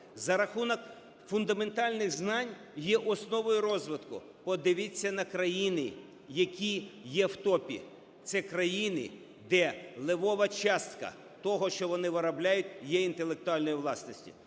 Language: Ukrainian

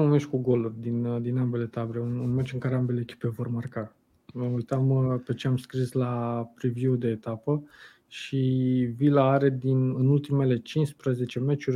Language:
Romanian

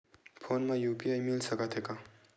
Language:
Chhattisgarhi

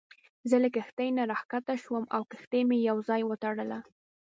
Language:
Pashto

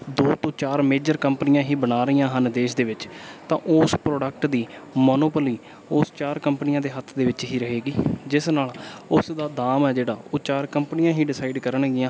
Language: Punjabi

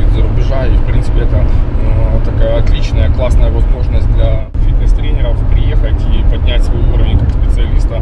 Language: Russian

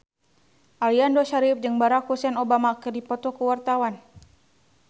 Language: Sundanese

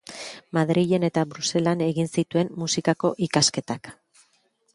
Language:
Basque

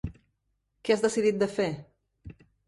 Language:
Catalan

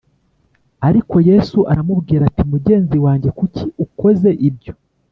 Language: Kinyarwanda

